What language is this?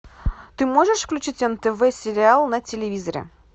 Russian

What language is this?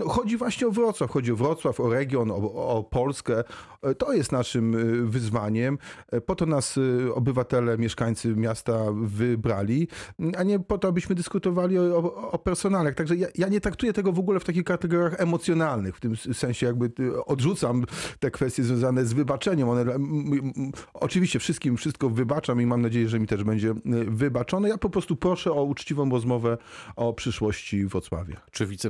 Polish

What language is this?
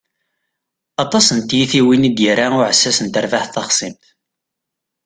Kabyle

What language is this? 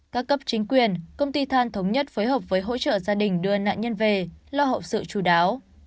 Vietnamese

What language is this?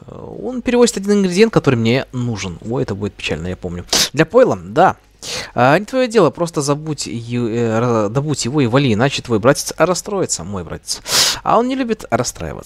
Russian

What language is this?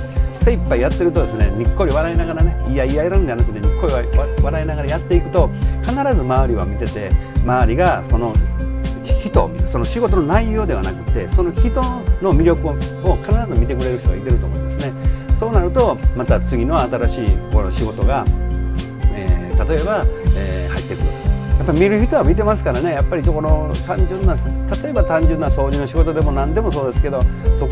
Japanese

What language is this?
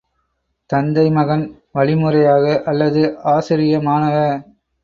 Tamil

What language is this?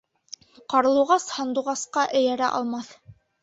Bashkir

